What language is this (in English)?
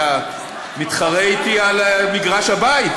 Hebrew